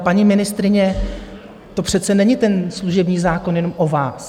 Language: Czech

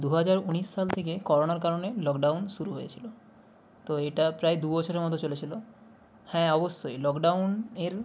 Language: Bangla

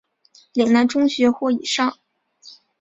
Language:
Chinese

